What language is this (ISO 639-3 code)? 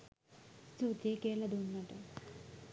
sin